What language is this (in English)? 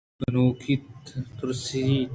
Eastern Balochi